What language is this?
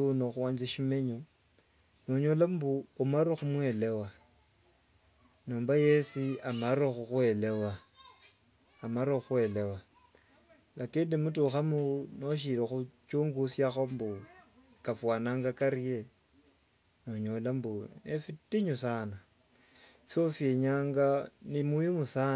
Wanga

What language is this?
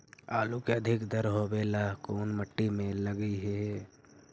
Magahi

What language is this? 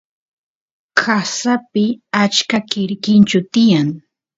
Santiago del Estero Quichua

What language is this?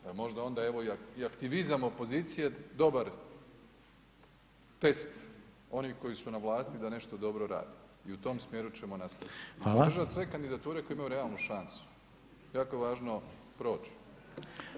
Croatian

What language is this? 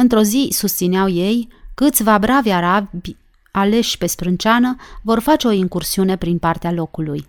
Romanian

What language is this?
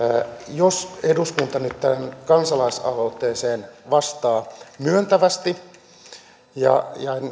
Finnish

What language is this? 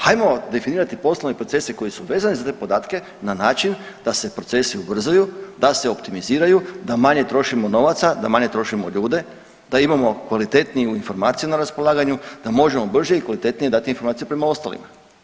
Croatian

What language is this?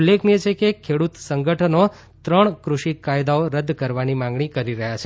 Gujarati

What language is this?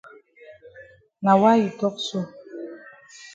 Cameroon Pidgin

